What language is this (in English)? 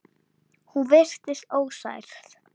Icelandic